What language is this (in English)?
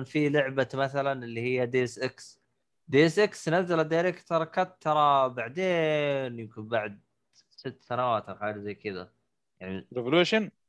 Arabic